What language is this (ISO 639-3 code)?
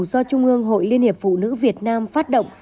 vie